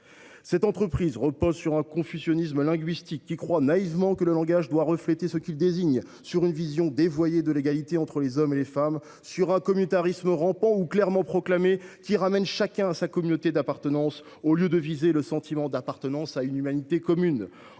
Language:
French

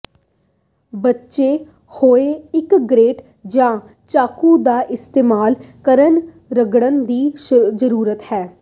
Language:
Punjabi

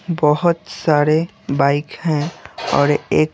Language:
Hindi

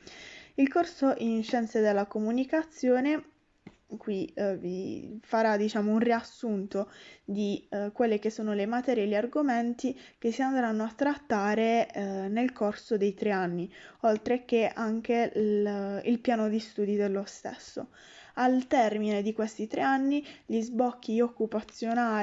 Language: Italian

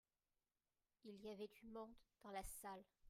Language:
French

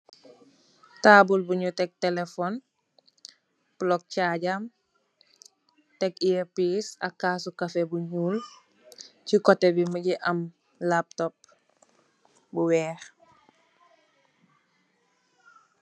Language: Wolof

